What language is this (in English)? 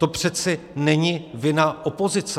Czech